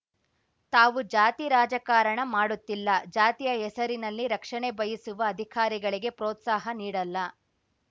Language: Kannada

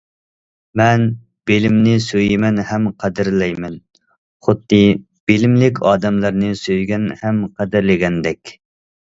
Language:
Uyghur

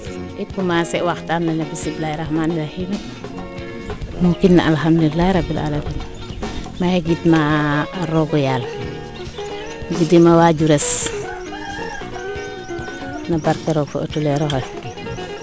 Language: Serer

